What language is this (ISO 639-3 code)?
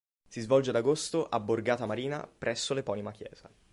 ita